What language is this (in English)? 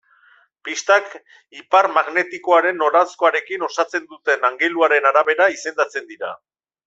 Basque